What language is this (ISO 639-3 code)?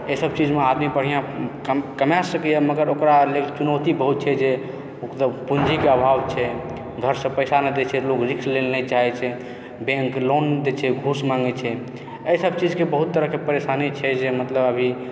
mai